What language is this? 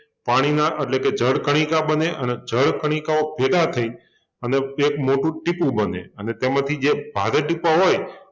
Gujarati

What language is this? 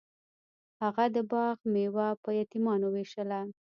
Pashto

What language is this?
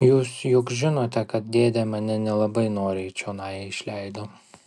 Lithuanian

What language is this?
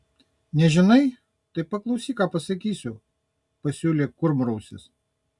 Lithuanian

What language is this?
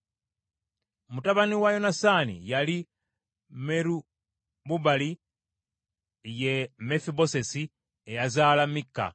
Ganda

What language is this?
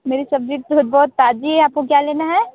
Hindi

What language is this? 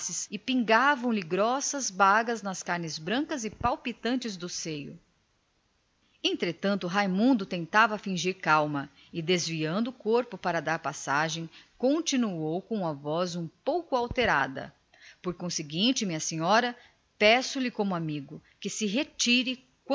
Portuguese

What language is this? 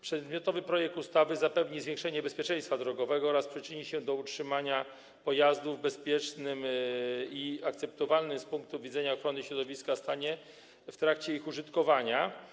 Polish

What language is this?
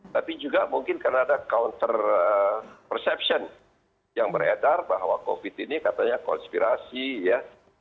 Indonesian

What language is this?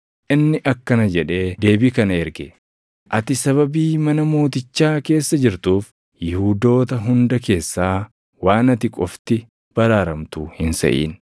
Oromo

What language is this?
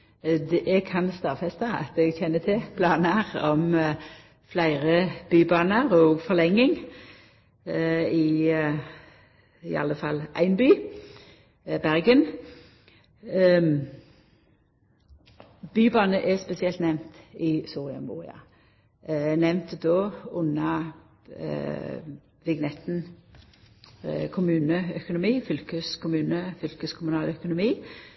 Norwegian Nynorsk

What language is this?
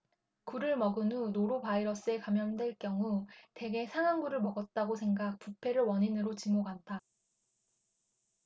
Korean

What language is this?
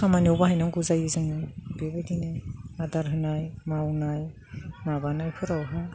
Bodo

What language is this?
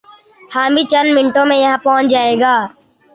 Urdu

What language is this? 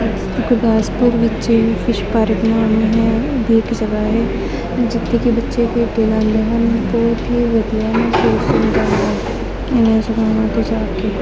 Punjabi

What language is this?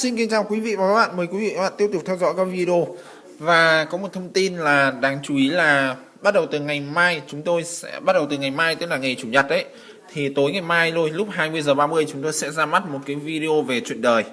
Vietnamese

